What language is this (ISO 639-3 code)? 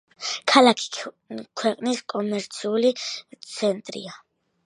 kat